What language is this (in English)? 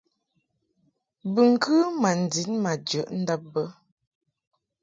Mungaka